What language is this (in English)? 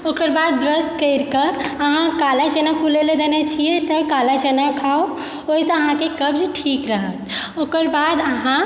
Maithili